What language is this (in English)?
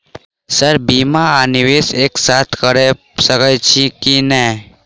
Maithili